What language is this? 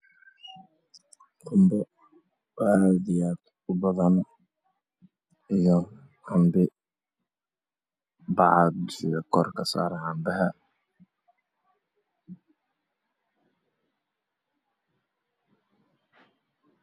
Somali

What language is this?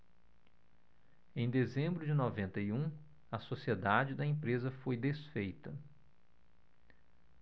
Portuguese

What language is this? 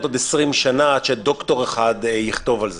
Hebrew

